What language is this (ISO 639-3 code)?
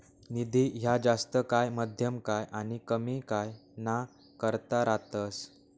mar